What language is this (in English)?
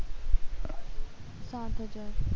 Gujarati